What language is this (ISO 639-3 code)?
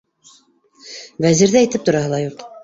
bak